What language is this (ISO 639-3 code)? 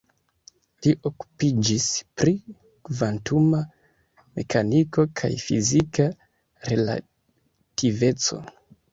epo